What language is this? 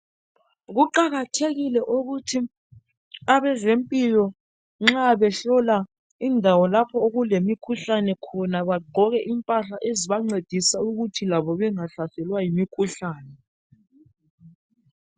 North Ndebele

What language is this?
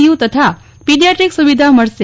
Gujarati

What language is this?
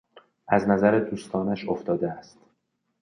Persian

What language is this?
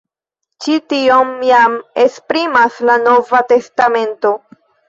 Esperanto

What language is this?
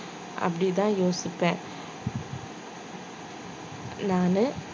Tamil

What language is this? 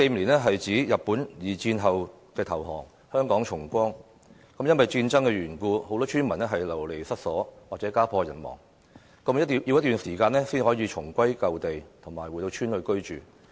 Cantonese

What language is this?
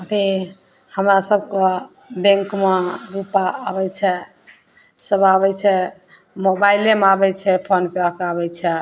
Maithili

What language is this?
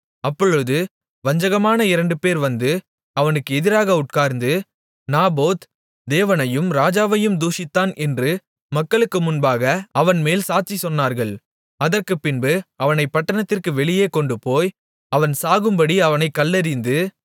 Tamil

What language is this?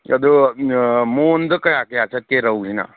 Manipuri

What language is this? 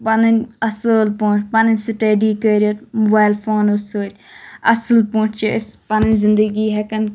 Kashmiri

